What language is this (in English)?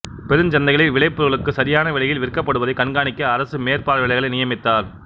Tamil